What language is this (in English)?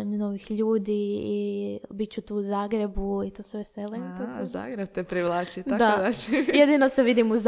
Croatian